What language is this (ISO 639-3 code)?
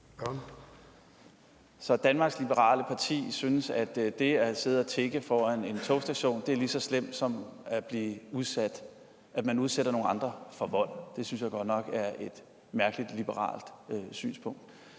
dan